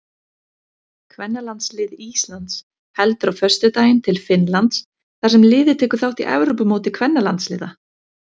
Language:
Icelandic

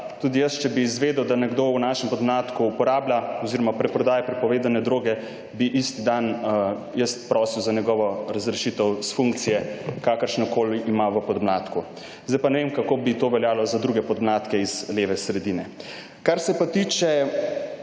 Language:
Slovenian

